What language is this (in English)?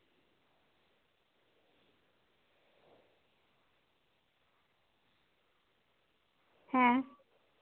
Santali